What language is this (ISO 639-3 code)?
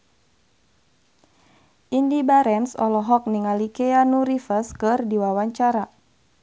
sun